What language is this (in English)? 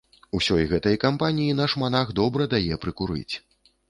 Belarusian